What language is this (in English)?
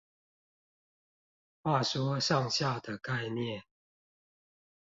Chinese